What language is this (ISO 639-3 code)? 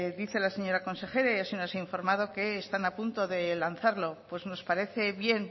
spa